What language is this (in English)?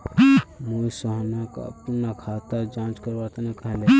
Magahi